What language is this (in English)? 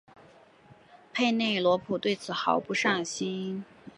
Chinese